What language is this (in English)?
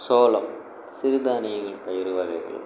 Tamil